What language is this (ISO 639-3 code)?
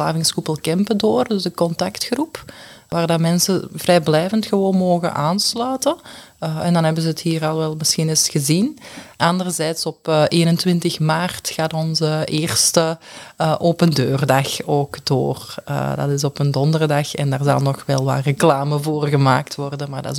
nld